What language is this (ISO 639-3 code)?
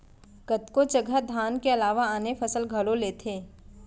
hne